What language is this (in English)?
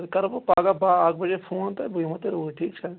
Kashmiri